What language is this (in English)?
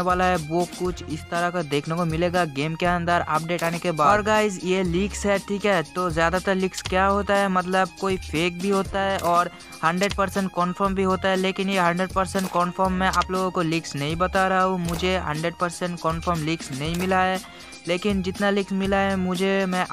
Hindi